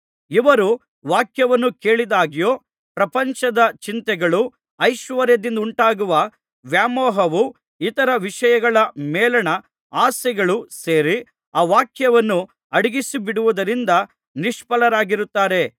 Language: Kannada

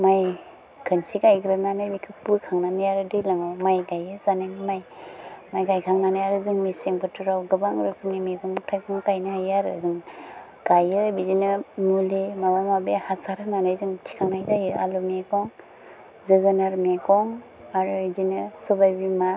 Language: Bodo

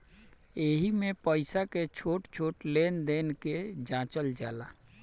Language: Bhojpuri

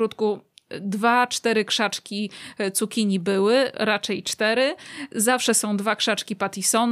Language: Polish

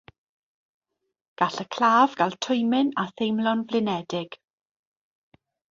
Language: Welsh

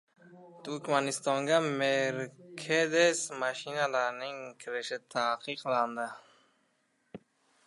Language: Uzbek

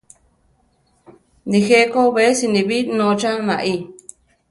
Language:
Central Tarahumara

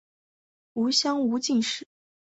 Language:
Chinese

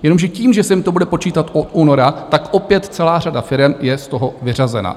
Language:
Czech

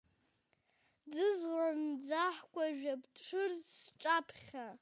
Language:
Abkhazian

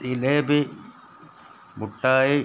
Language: Malayalam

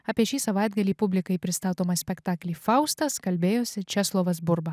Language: Lithuanian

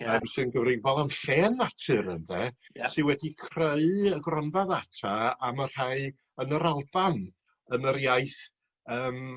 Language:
Welsh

